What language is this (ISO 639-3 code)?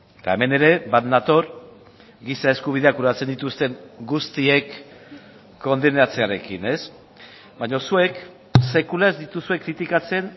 eus